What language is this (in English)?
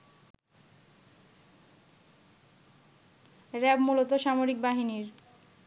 Bangla